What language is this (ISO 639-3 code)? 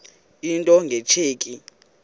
xho